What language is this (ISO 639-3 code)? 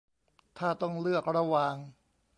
tha